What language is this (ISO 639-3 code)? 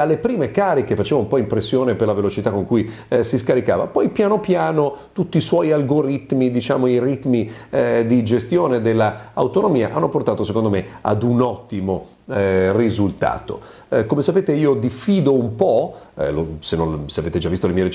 ita